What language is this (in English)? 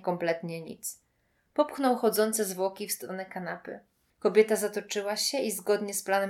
Polish